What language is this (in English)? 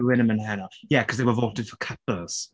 Welsh